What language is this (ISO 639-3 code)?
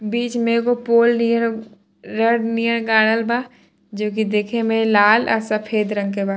bho